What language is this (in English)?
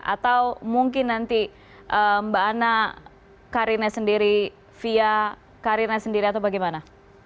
Indonesian